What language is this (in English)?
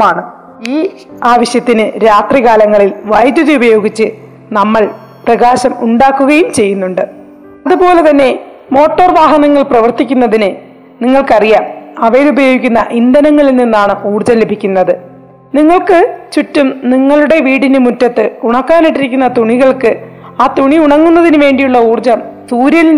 Malayalam